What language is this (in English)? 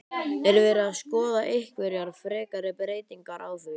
Icelandic